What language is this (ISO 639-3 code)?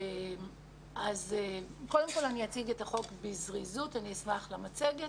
heb